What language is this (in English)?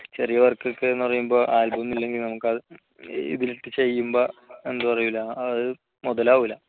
Malayalam